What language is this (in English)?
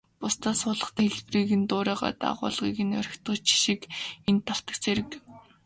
Mongolian